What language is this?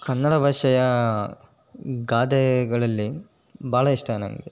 Kannada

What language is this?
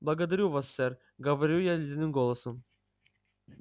Russian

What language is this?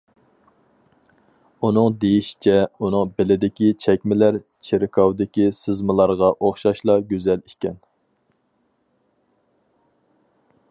Uyghur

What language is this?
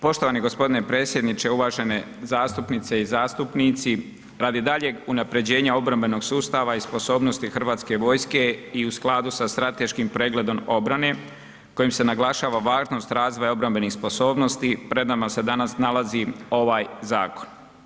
Croatian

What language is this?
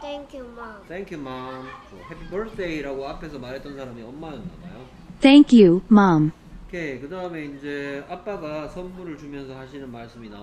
Korean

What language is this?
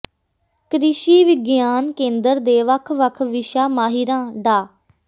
Punjabi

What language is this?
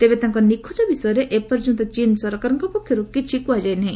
Odia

